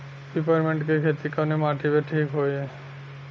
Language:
Bhojpuri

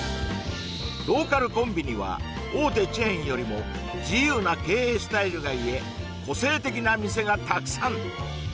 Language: Japanese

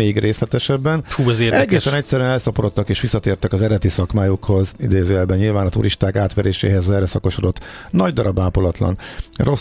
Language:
Hungarian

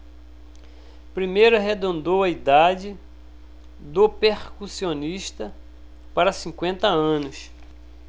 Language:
Portuguese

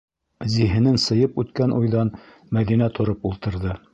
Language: Bashkir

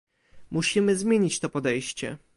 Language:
Polish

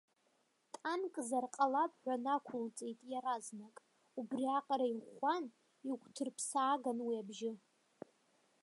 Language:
Abkhazian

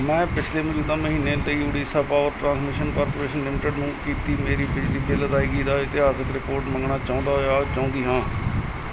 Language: Punjabi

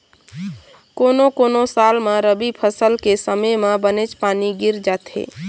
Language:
Chhattisgarhi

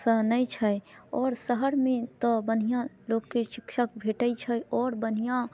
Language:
Maithili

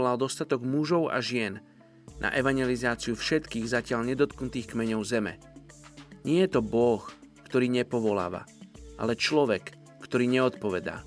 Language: Slovak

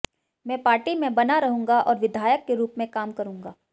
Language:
Hindi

